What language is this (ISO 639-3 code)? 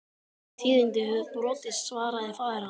isl